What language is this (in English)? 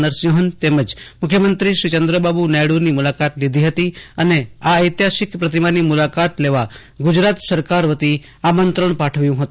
Gujarati